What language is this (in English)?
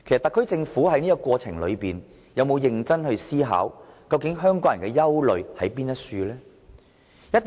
Cantonese